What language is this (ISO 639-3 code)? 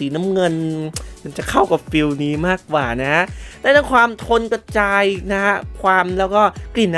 tha